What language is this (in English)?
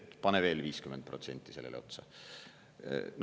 Estonian